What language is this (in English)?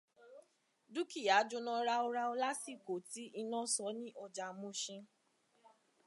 Yoruba